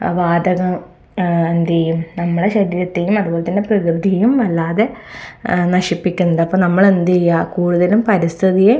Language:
Malayalam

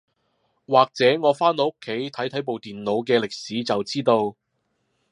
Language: Cantonese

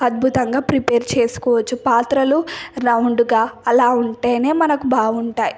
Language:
Telugu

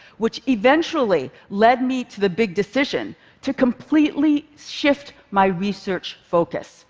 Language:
English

